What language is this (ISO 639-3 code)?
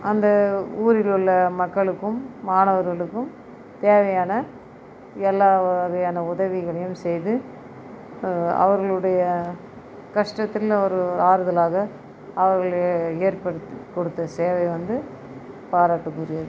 tam